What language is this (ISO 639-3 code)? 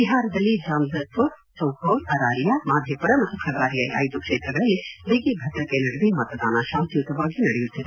kan